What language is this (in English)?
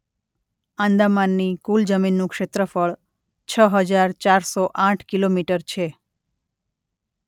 Gujarati